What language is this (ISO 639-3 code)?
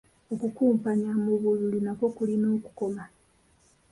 lug